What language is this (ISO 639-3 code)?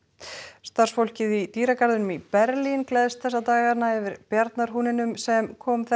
isl